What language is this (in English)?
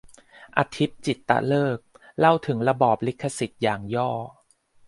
Thai